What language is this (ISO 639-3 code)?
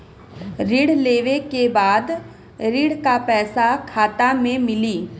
bho